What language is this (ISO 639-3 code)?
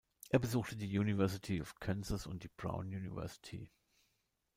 deu